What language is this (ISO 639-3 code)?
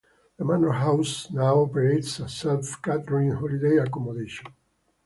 eng